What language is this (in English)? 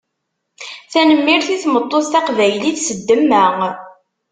Kabyle